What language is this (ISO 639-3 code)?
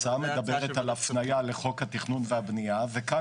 heb